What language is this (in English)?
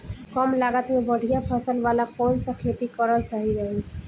Bhojpuri